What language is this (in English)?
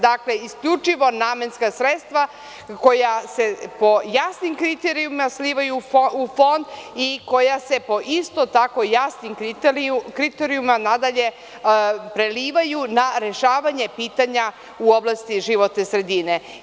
Serbian